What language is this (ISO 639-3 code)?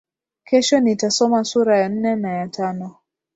swa